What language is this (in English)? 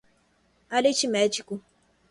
Portuguese